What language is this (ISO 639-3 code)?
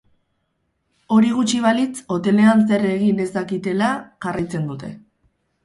eus